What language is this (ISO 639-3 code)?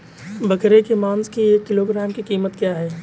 hin